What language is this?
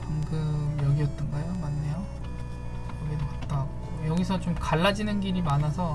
Korean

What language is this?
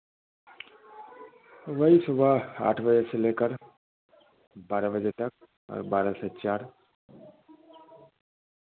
Hindi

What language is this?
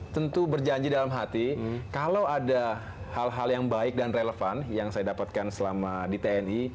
Indonesian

